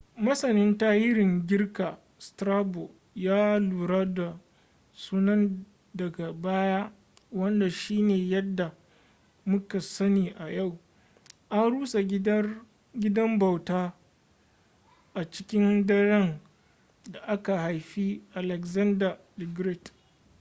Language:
Hausa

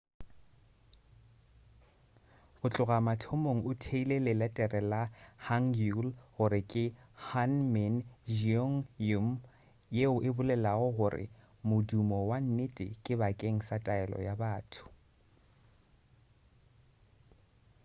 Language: Northern Sotho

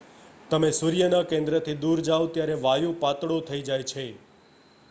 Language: Gujarati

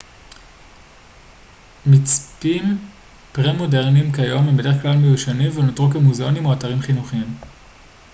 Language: Hebrew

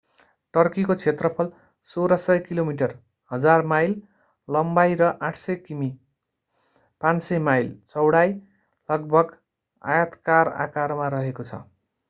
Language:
Nepali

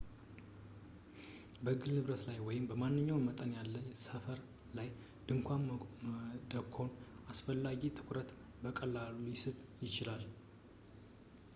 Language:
Amharic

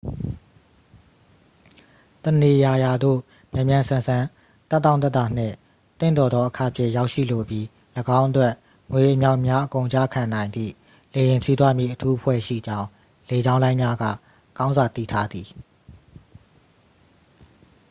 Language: Burmese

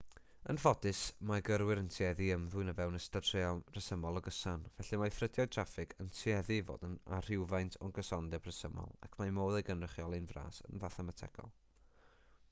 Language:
Welsh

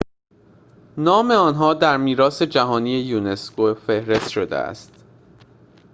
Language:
Persian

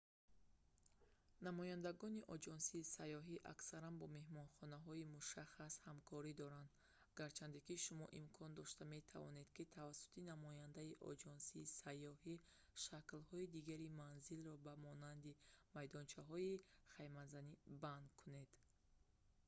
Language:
Tajik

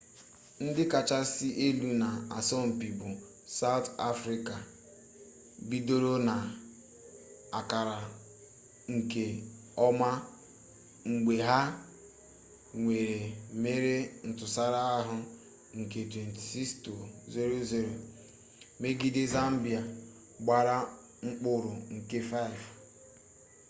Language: Igbo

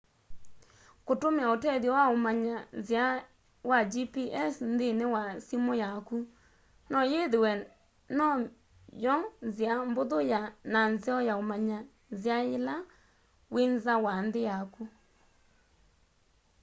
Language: Kamba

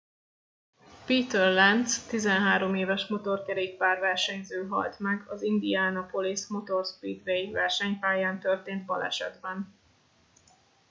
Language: Hungarian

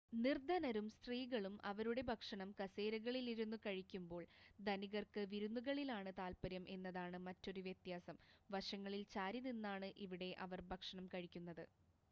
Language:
Malayalam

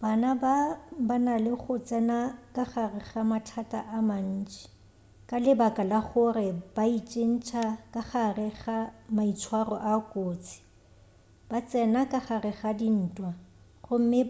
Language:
Northern Sotho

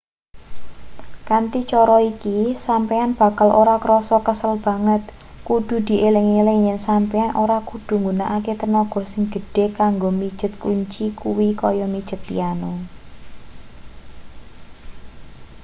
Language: Javanese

